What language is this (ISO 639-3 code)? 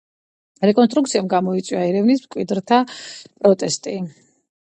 kat